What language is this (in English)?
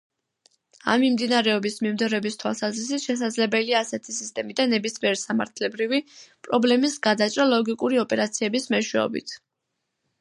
Georgian